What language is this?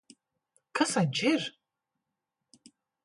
Latvian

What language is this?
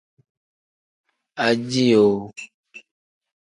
Tem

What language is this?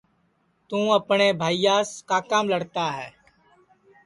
Sansi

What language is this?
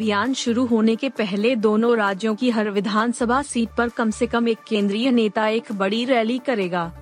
Hindi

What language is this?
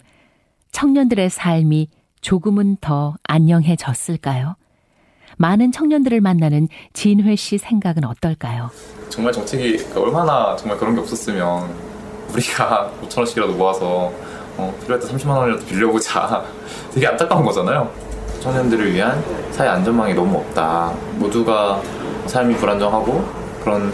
Korean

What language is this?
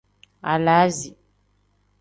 Tem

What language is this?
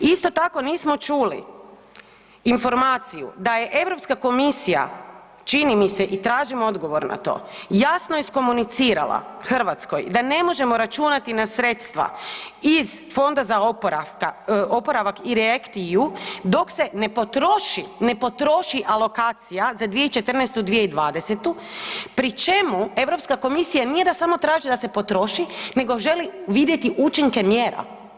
Croatian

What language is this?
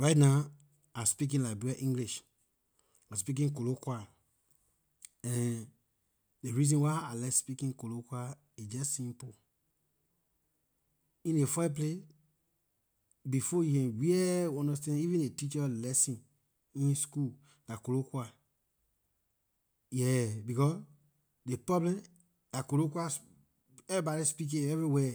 Liberian English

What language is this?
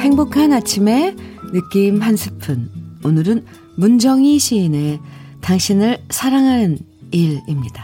Korean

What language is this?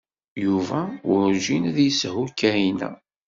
Kabyle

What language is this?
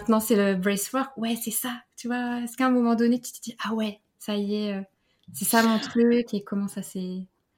French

